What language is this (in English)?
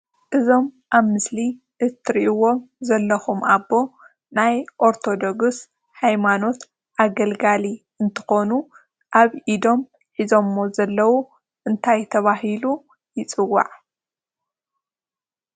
Tigrinya